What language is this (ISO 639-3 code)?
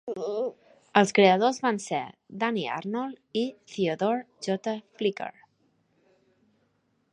cat